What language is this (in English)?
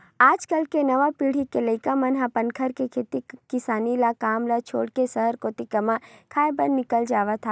Chhattisgarhi